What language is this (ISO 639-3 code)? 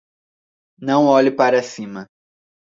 por